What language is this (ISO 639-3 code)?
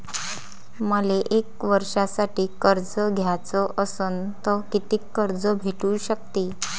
mar